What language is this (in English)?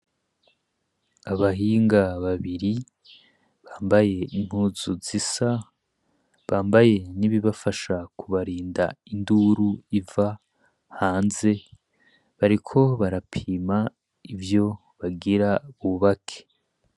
Rundi